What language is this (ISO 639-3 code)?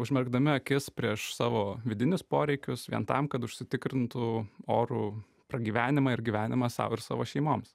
lit